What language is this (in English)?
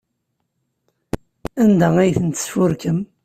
Kabyle